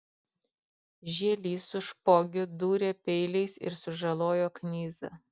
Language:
Lithuanian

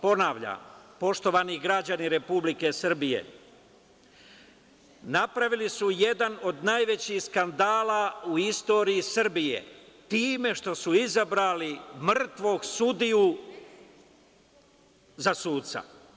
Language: Serbian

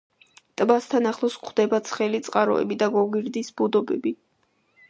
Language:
Georgian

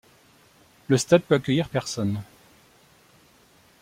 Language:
French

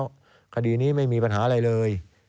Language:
Thai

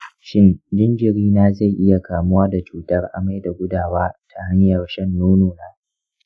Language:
Hausa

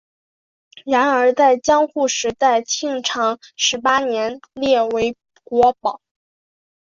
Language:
Chinese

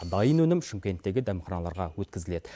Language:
Kazakh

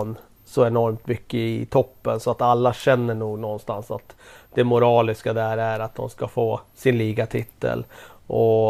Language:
Swedish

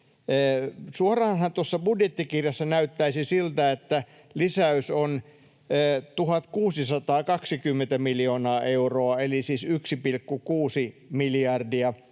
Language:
Finnish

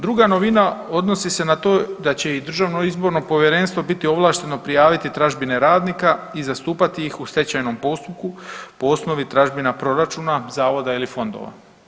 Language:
Croatian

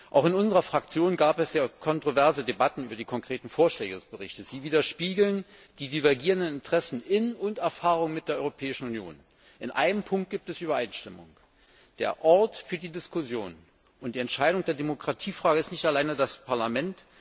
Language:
German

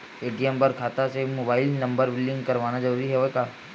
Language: Chhattisgarhi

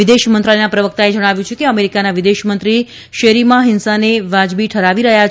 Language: Gujarati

